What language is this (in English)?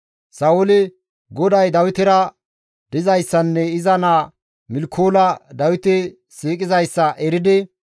Gamo